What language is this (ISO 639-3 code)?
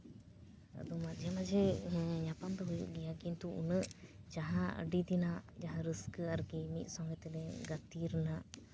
sat